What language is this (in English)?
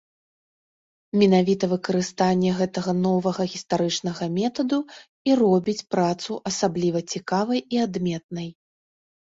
Belarusian